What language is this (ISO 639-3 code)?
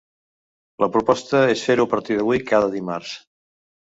cat